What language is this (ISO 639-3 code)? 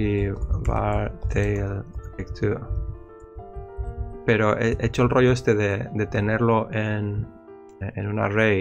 spa